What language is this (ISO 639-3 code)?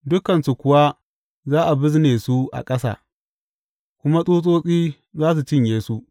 hau